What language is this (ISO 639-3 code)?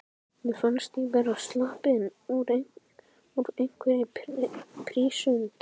isl